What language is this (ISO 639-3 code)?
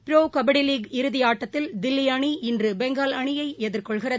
tam